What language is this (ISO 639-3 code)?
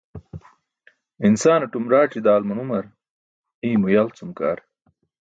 bsk